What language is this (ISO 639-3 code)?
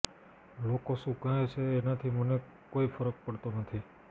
guj